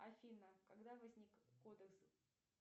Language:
Russian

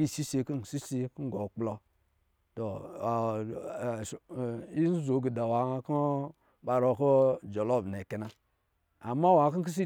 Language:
Lijili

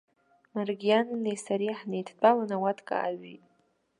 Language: Abkhazian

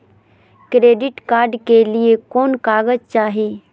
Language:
Magahi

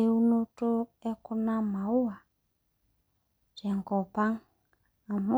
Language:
Masai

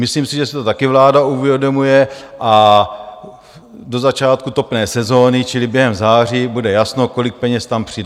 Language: Czech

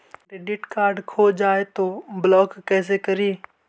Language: Magahi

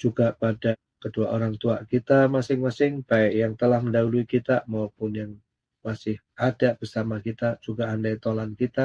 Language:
Indonesian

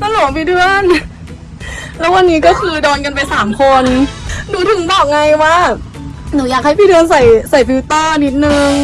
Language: Thai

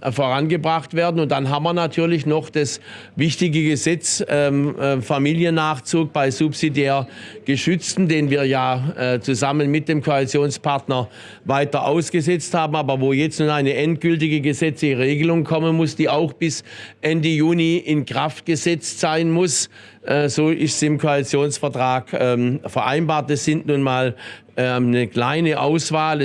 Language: German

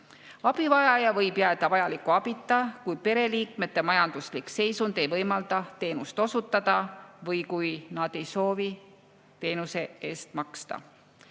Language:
Estonian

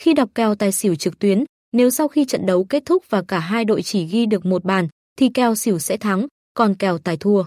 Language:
Vietnamese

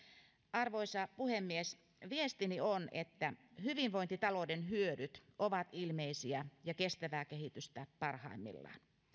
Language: Finnish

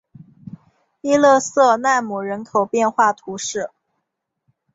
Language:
Chinese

